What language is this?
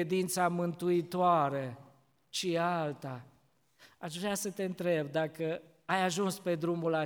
Romanian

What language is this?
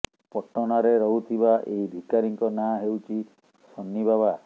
Odia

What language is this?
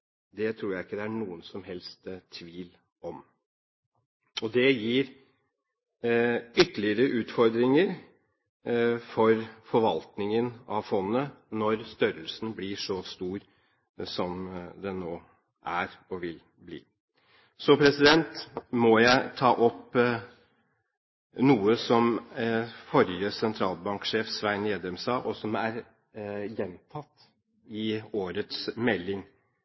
Norwegian Bokmål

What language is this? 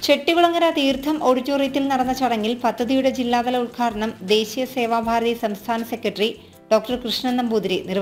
Malayalam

